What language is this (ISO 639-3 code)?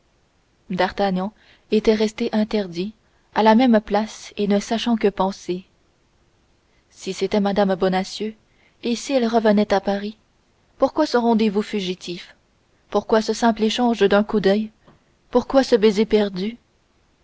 fra